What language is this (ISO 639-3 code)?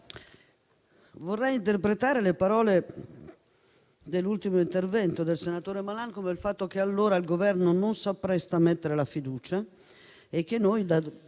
ita